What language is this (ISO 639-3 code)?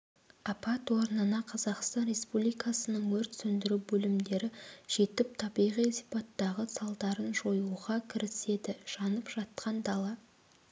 kaz